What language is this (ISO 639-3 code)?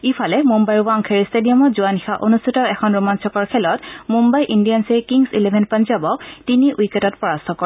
asm